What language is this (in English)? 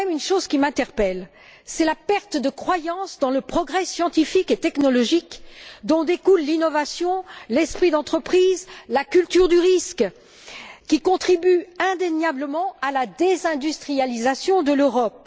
French